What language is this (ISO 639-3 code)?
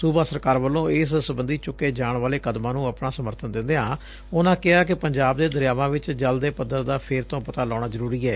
pan